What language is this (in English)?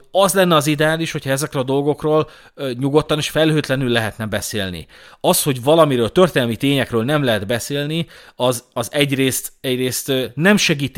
Hungarian